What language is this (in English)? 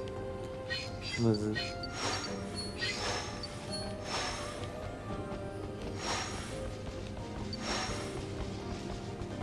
Japanese